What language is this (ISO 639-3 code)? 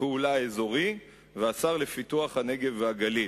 heb